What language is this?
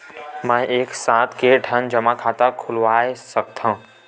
Chhattisgarhi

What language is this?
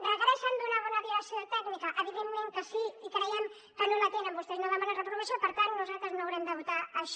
Catalan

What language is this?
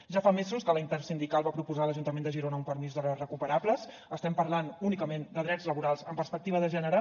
Catalan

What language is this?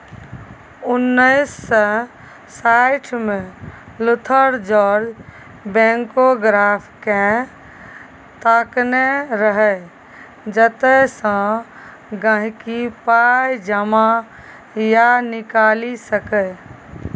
Maithili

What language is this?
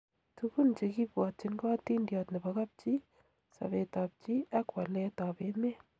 Kalenjin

